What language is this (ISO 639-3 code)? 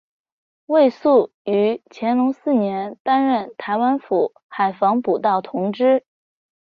zho